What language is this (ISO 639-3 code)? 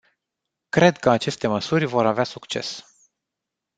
ron